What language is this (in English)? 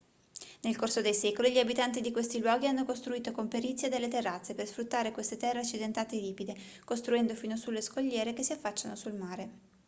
Italian